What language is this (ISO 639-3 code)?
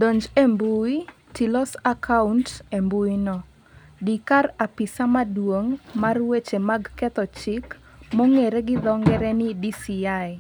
luo